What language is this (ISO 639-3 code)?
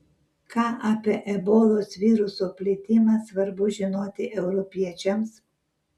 lit